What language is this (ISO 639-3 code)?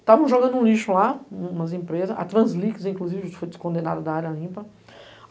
por